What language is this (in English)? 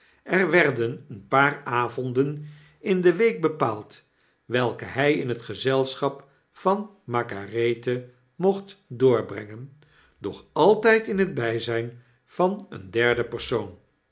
Dutch